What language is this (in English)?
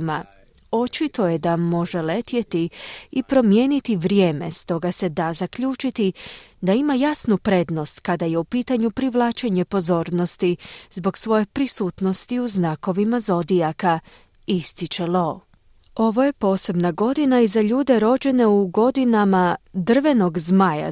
Croatian